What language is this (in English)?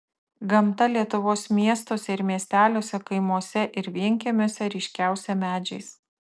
Lithuanian